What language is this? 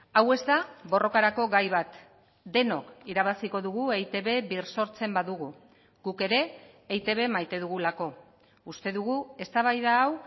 Basque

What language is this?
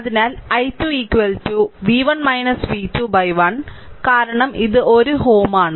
Malayalam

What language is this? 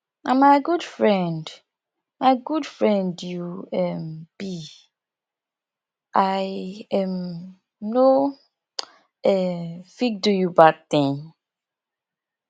Nigerian Pidgin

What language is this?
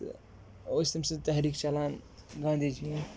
Kashmiri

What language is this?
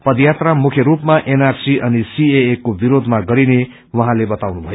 Nepali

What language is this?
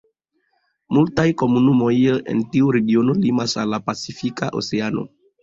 Esperanto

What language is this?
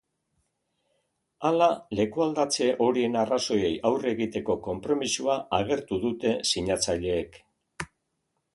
Basque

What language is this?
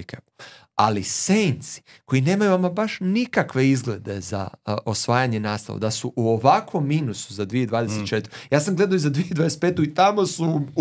Croatian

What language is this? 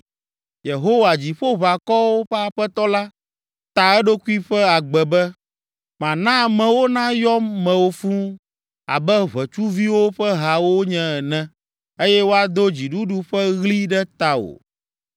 Ewe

